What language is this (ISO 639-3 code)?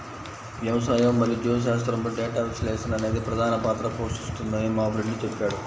tel